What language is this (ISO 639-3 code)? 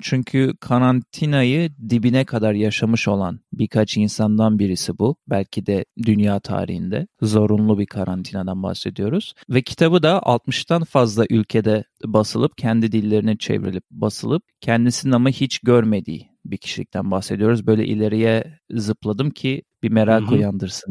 tur